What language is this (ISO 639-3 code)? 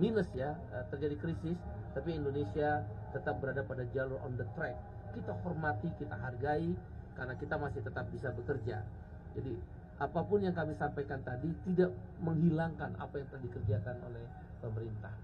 ind